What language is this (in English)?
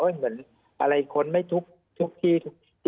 Thai